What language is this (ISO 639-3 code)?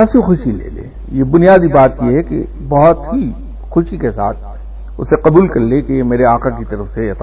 urd